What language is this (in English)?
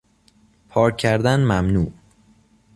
Persian